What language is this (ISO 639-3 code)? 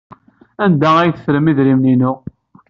kab